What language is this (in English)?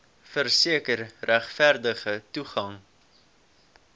Afrikaans